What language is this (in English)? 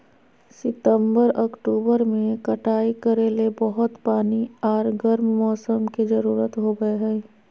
Magahi